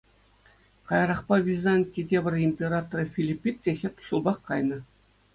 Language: Chuvash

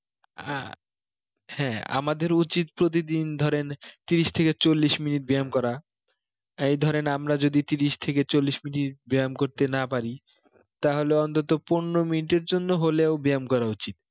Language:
Bangla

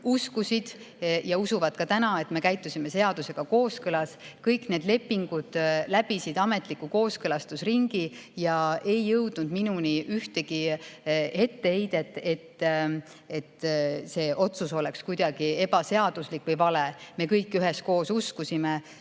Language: Estonian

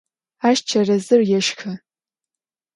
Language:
Adyghe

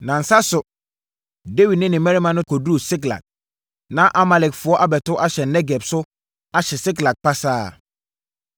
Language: Akan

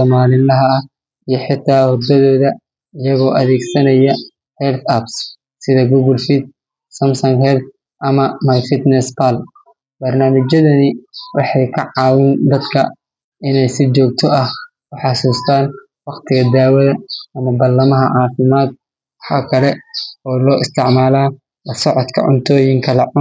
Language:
Somali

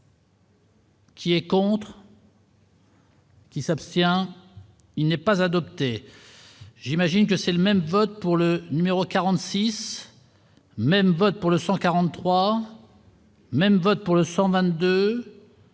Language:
French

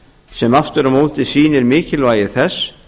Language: Icelandic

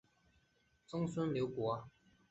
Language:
Chinese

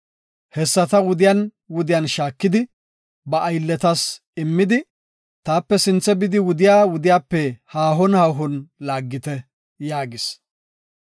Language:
Gofa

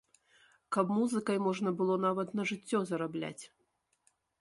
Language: Belarusian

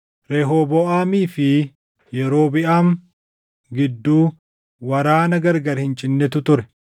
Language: Oromo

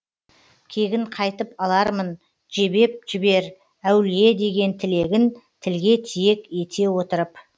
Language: Kazakh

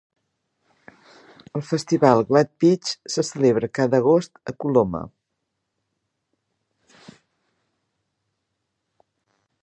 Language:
Catalan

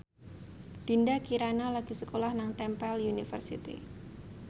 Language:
Javanese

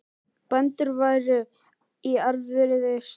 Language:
Icelandic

